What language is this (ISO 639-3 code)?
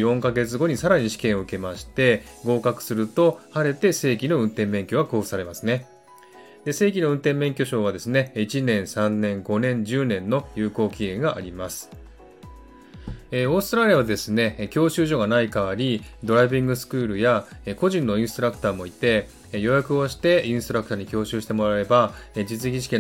jpn